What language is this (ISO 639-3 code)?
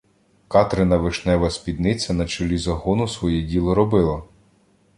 ukr